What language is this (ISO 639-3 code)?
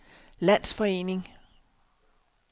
dan